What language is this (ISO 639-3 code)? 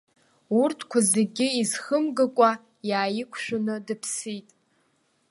abk